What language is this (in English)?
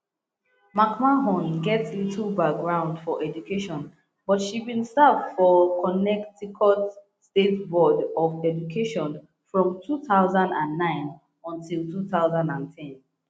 Nigerian Pidgin